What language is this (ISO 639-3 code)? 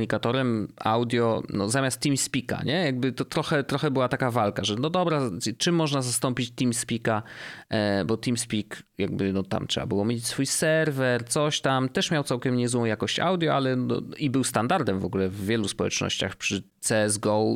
pol